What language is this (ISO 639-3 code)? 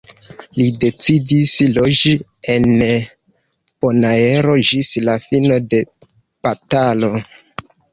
epo